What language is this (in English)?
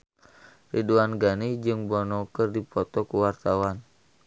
Sundanese